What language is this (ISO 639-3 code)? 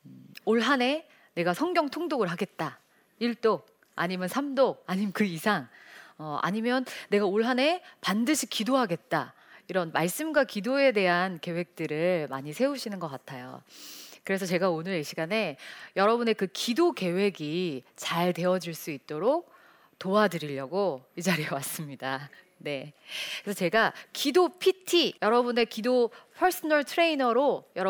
kor